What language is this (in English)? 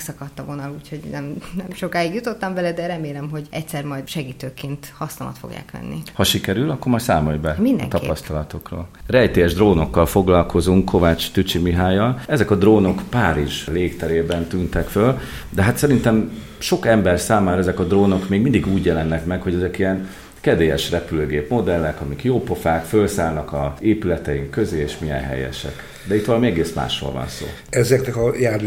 Hungarian